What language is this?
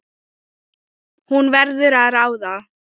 Icelandic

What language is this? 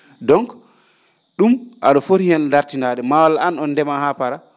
Fula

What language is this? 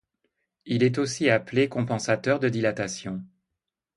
French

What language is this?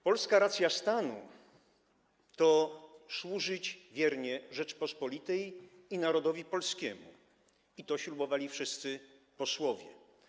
Polish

